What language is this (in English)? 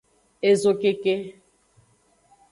Aja (Benin)